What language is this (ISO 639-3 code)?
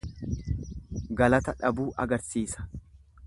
orm